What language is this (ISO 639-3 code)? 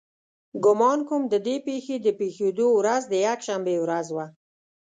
pus